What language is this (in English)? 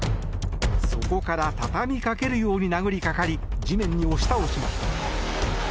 Japanese